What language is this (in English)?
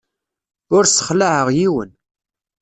Kabyle